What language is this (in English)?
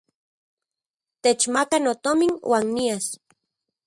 Central Puebla Nahuatl